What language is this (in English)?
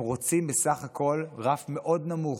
Hebrew